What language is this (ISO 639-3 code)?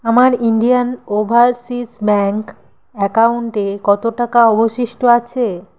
ben